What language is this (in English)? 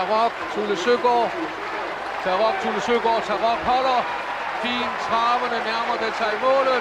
Danish